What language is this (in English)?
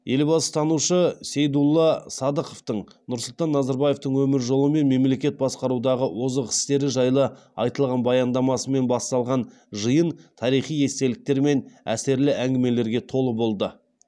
Kazakh